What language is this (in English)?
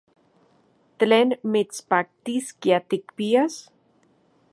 Central Puebla Nahuatl